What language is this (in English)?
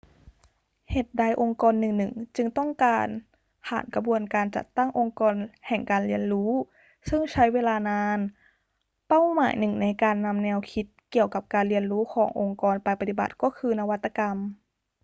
Thai